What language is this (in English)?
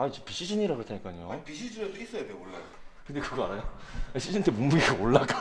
Korean